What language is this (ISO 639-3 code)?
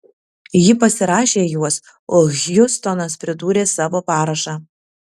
lit